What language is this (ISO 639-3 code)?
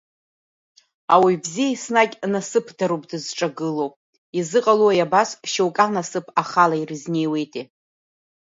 abk